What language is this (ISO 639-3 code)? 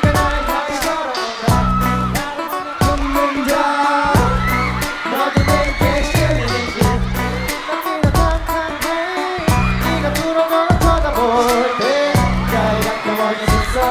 kor